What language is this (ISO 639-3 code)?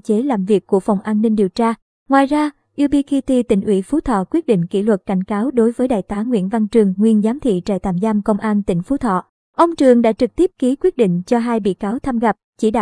vie